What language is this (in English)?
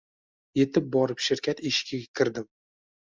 Uzbek